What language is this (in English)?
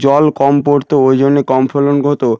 Bangla